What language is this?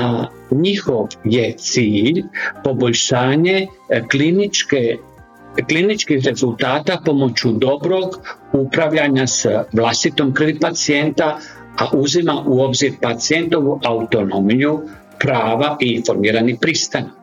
Croatian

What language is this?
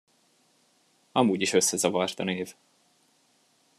Hungarian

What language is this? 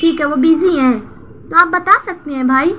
Urdu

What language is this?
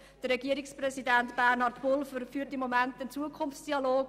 Swiss German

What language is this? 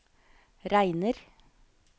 Norwegian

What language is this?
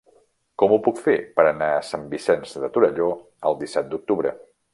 Catalan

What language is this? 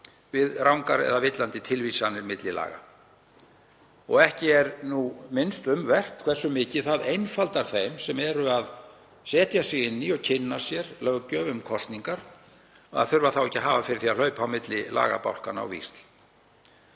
Icelandic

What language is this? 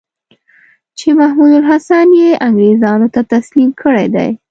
Pashto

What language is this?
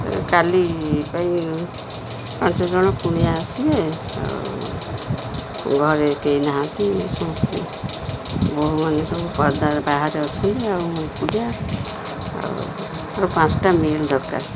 Odia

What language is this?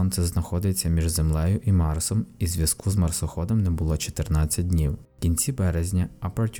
Ukrainian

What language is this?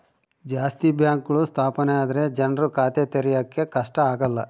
Kannada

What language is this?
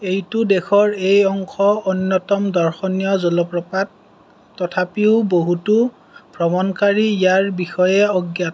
Assamese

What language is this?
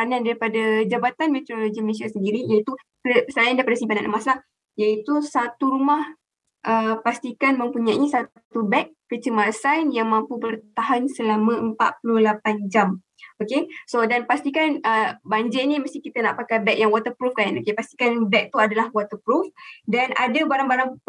Malay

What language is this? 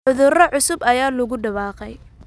Somali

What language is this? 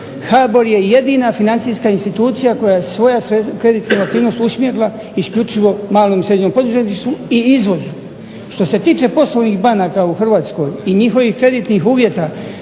Croatian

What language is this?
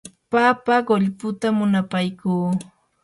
Yanahuanca Pasco Quechua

